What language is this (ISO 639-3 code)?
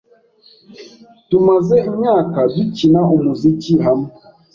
kin